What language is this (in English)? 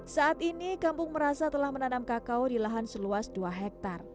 Indonesian